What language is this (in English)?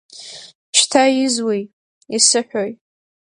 Abkhazian